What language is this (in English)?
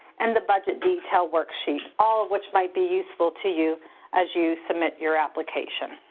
English